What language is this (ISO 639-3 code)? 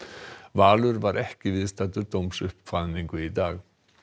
isl